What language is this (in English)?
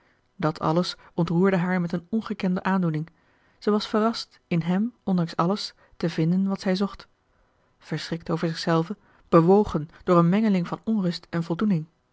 Dutch